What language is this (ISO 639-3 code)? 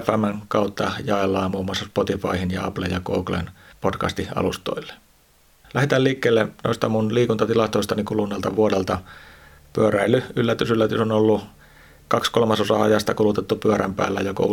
fin